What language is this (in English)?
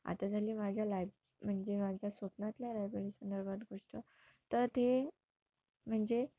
Marathi